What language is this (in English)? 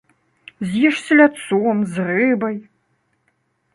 Belarusian